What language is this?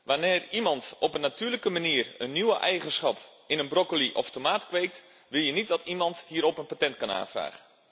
Dutch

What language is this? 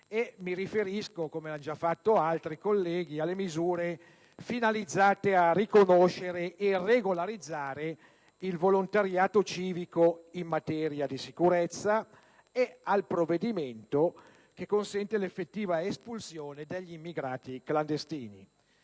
Italian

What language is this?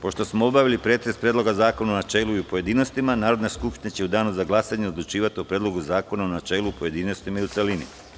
Serbian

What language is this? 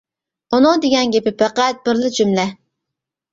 Uyghur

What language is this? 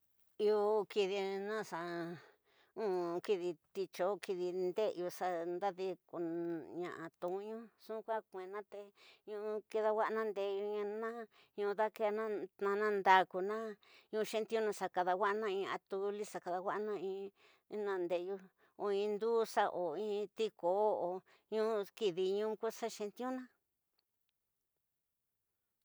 Tidaá Mixtec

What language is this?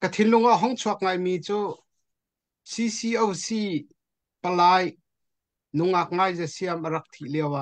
Thai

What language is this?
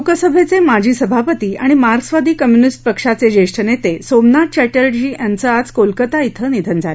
Marathi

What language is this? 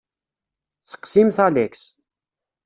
Kabyle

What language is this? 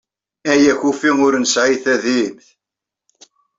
Kabyle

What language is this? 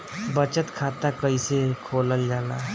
Bhojpuri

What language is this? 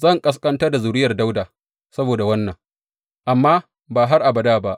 Hausa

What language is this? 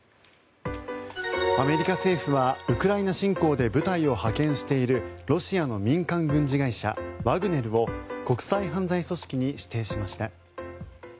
Japanese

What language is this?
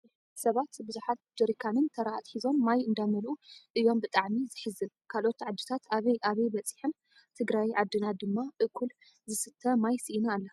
Tigrinya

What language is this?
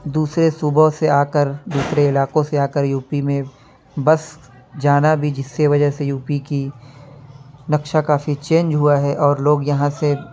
Urdu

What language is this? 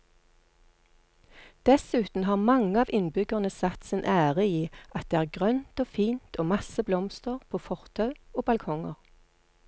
Norwegian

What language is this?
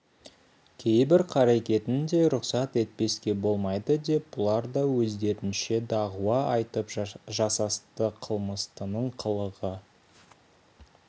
Kazakh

